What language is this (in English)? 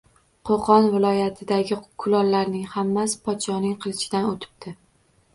Uzbek